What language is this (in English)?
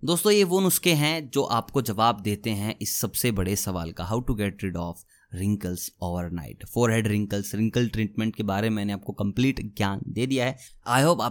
Hindi